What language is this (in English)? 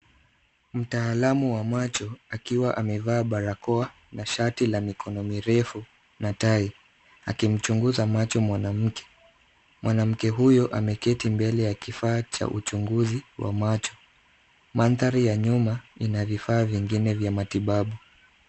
Swahili